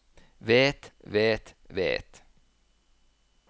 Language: Norwegian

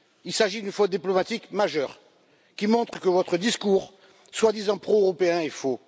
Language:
French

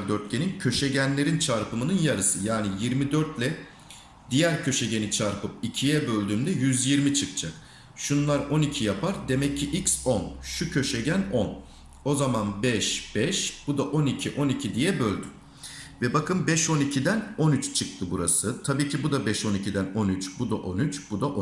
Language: Turkish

